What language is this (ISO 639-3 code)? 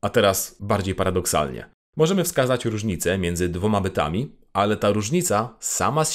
pol